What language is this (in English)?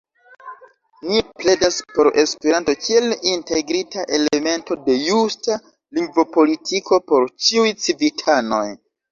Esperanto